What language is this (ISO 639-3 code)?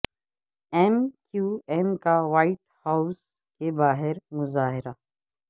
urd